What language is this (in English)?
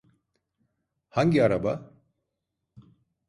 Turkish